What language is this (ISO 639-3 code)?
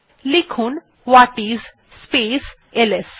ben